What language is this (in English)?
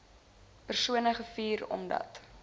Afrikaans